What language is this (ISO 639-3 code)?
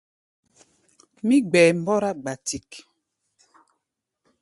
gba